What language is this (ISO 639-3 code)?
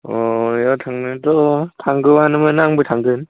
brx